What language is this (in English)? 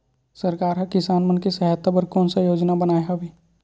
Chhattisgarhi